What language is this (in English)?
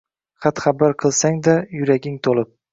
Uzbek